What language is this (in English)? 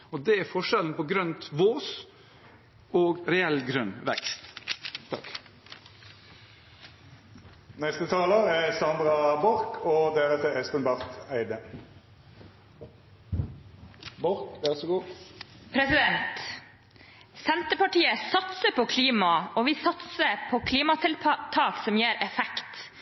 Norwegian Bokmål